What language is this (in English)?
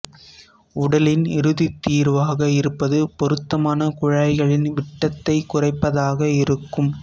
Tamil